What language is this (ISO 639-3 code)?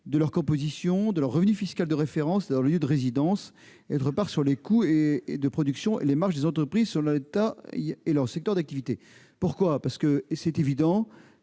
fra